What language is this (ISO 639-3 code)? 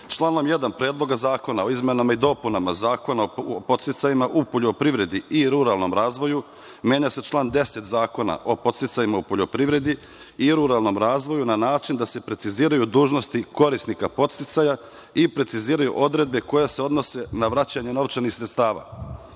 srp